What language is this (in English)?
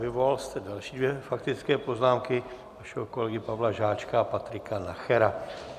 Czech